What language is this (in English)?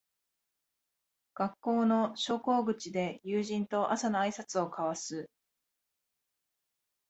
Japanese